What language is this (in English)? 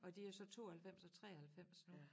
Danish